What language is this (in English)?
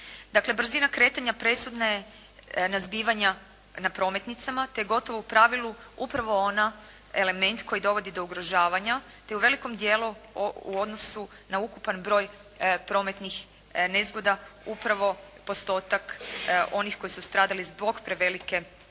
Croatian